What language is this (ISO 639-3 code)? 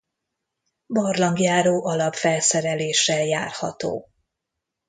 hun